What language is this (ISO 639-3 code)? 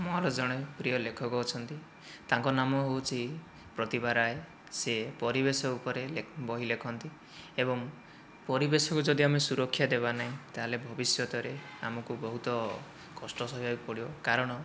ori